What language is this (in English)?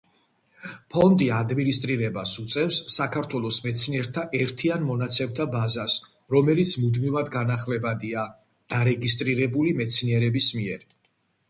Georgian